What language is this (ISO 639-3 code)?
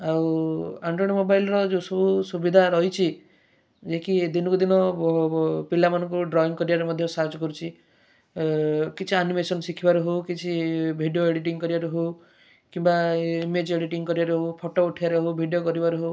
ori